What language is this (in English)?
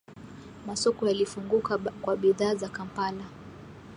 Swahili